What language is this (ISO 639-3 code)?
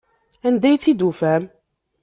kab